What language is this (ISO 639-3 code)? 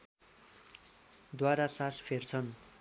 nep